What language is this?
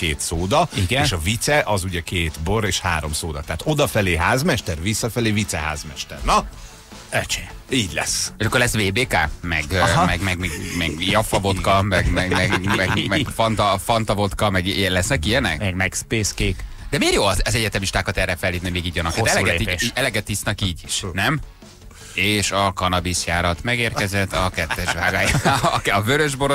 Hungarian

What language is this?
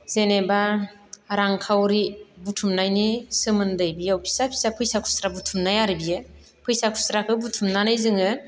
Bodo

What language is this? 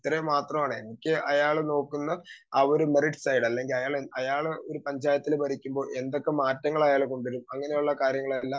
Malayalam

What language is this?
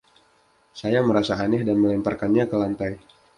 Indonesian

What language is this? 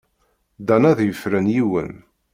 Kabyle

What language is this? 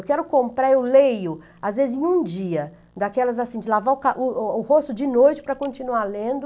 Portuguese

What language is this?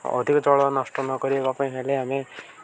Odia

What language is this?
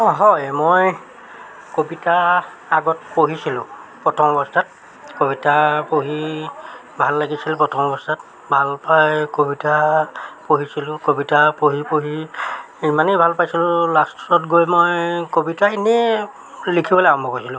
Assamese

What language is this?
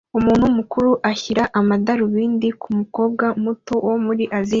Kinyarwanda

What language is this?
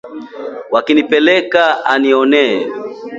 Swahili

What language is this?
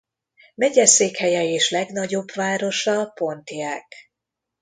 Hungarian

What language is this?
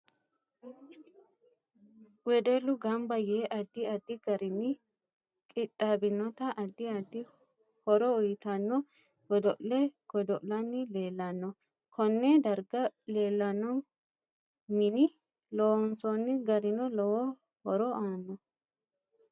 Sidamo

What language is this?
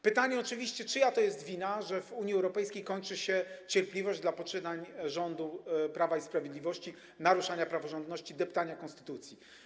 Polish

